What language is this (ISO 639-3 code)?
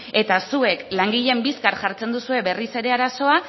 eus